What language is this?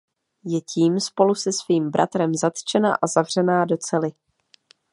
Czech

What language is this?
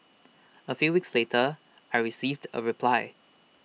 English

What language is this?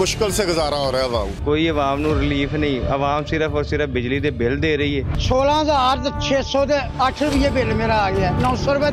Hindi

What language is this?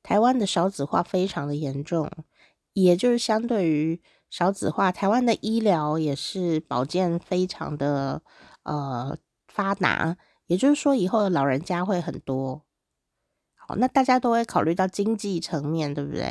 Chinese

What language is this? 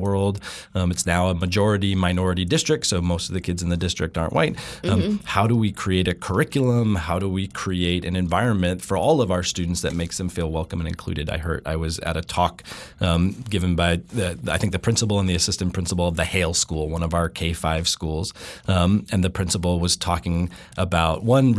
English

